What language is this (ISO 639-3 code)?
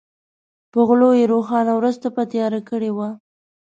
pus